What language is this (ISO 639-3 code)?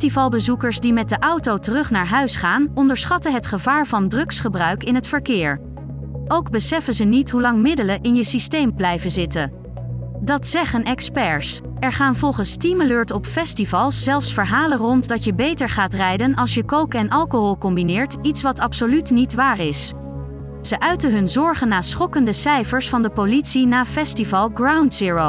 nld